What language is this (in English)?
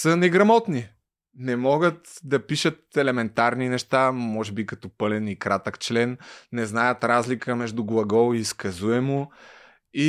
Bulgarian